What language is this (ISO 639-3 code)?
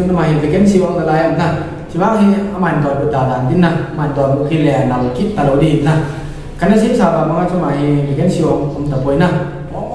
ind